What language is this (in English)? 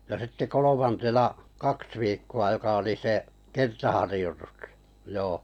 Finnish